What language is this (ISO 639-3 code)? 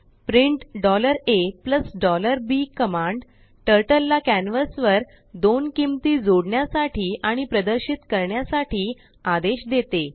mar